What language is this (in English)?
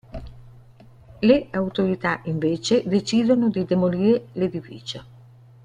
Italian